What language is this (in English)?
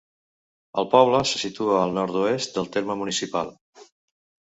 Catalan